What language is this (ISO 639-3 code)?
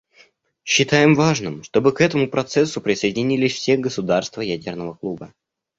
rus